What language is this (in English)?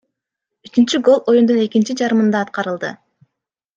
Kyrgyz